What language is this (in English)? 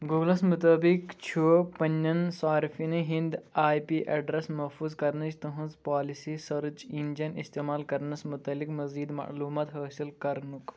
Kashmiri